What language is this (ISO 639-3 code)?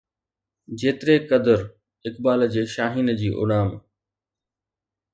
snd